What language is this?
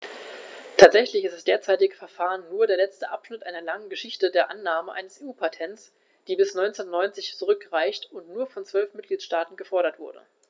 German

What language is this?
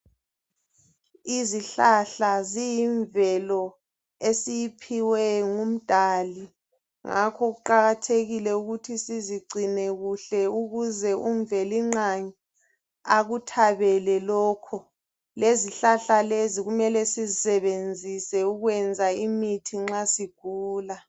North Ndebele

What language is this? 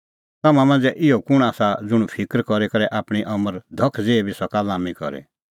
Kullu Pahari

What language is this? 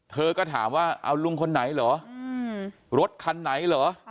Thai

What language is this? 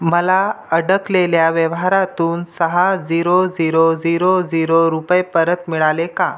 Marathi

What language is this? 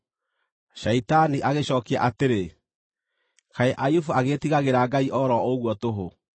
Kikuyu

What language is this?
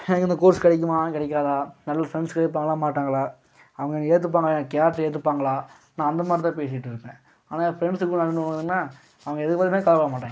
Tamil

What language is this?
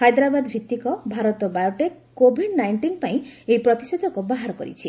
Odia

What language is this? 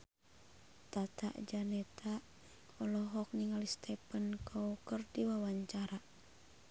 Sundanese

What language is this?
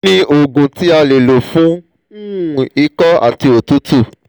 Yoruba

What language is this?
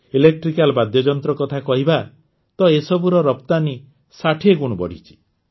Odia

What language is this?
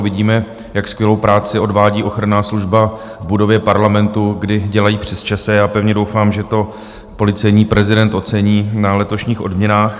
Czech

